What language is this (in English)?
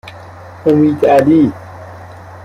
Persian